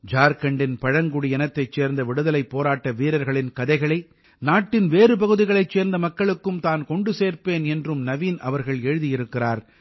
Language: Tamil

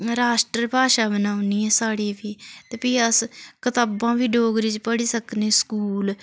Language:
Dogri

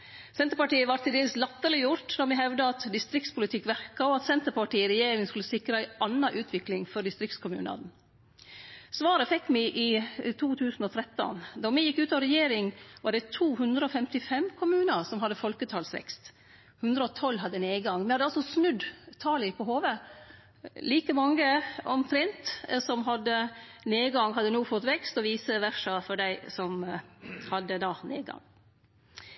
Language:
Norwegian Nynorsk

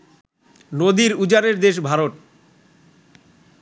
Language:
Bangla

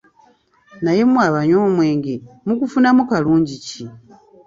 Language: Ganda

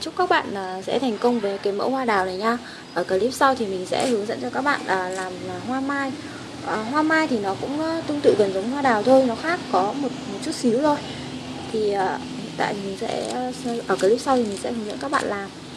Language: Vietnamese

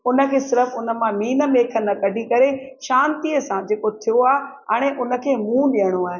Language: Sindhi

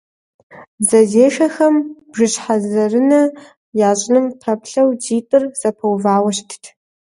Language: Kabardian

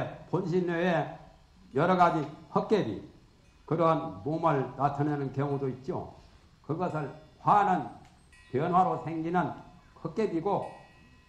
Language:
Korean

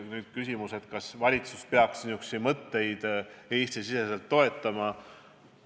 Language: Estonian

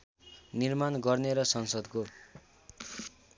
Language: Nepali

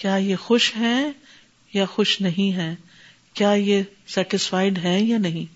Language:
Urdu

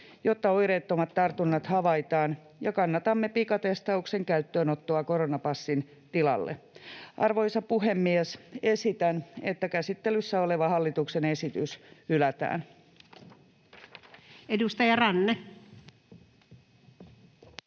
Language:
Finnish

